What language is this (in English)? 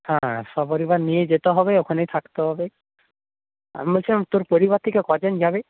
Bangla